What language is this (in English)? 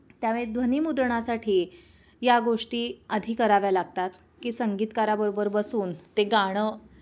Marathi